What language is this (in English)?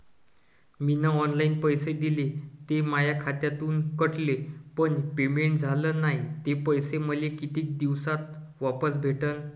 Marathi